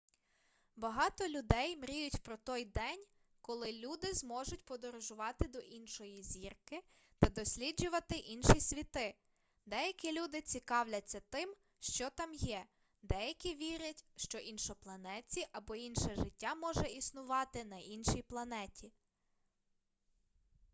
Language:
Ukrainian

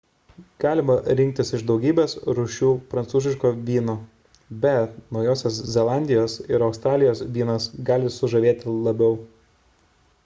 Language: Lithuanian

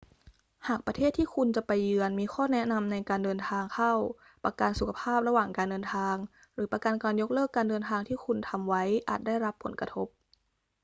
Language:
Thai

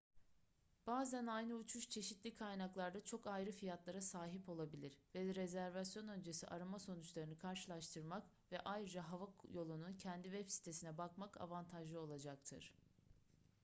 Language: Turkish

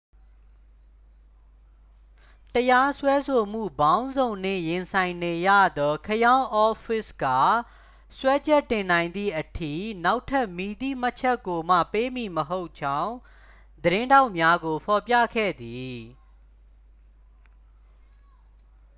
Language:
Burmese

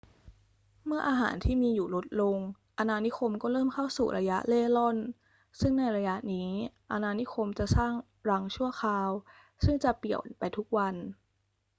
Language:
Thai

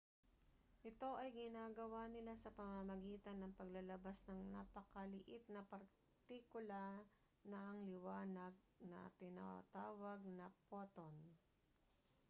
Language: Filipino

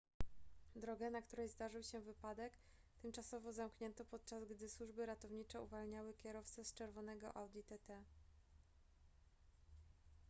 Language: Polish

